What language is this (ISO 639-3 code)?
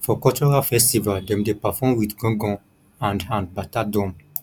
pcm